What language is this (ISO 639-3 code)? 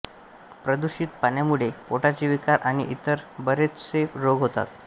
mar